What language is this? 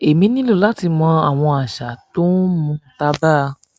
Yoruba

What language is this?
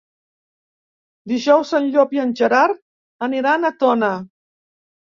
Catalan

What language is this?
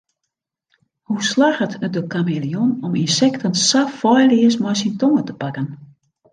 Western Frisian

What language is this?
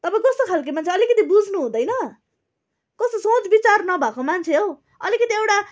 Nepali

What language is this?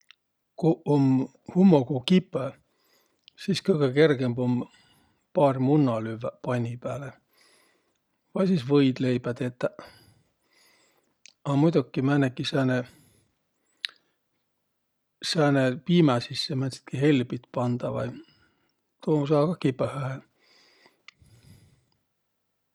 Võro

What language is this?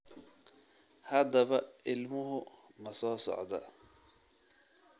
Somali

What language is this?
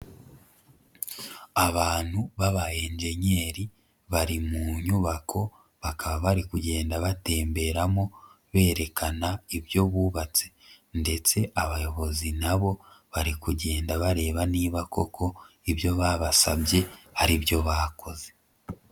Kinyarwanda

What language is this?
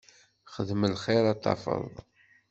Kabyle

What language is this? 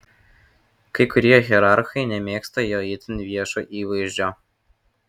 Lithuanian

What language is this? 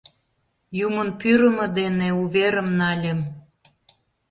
Mari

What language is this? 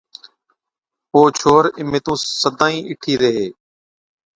Od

